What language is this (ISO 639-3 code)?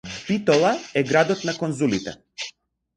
mkd